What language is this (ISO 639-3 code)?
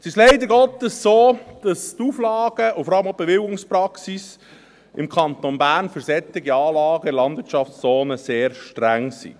gsw